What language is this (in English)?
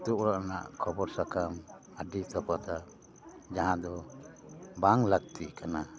Santali